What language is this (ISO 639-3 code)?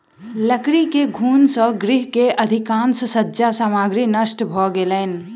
mai